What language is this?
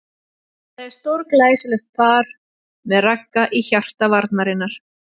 Icelandic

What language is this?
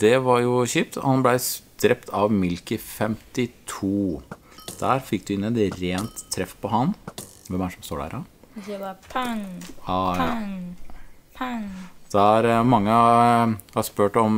Norwegian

